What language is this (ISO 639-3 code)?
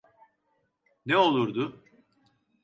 tur